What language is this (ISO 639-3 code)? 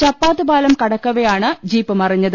mal